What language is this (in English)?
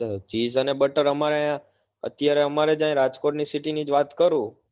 Gujarati